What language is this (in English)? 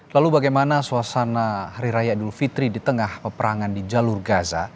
Indonesian